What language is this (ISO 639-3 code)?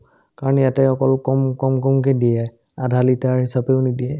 asm